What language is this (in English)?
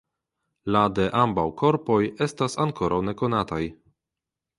Esperanto